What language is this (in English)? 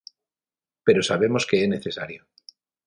Galician